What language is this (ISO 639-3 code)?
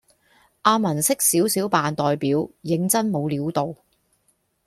yue